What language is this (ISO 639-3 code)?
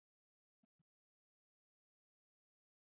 swa